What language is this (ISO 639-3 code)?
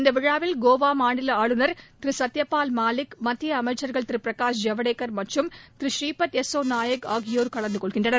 tam